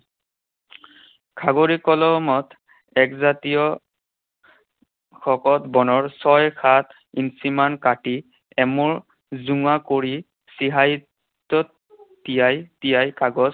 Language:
Assamese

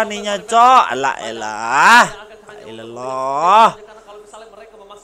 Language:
Indonesian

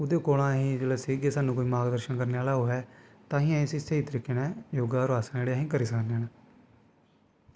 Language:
Dogri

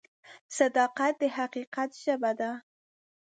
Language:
Pashto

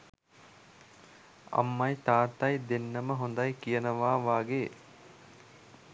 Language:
Sinhala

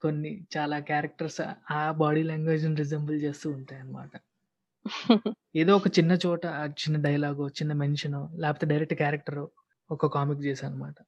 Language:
Telugu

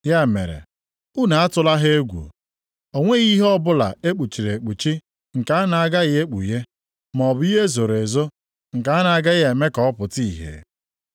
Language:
Igbo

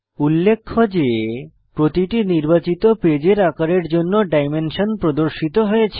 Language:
Bangla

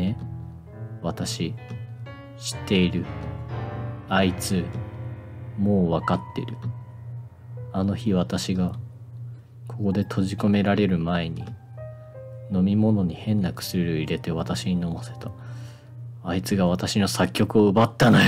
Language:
Japanese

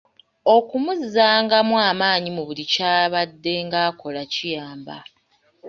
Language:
Ganda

